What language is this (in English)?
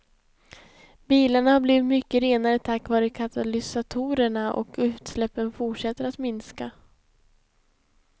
Swedish